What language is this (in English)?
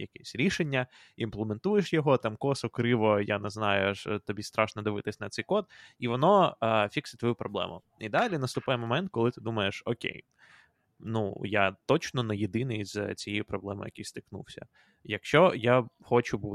Ukrainian